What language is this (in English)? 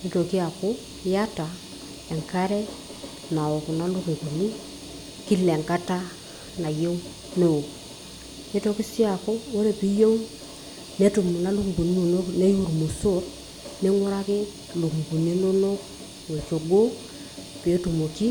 Masai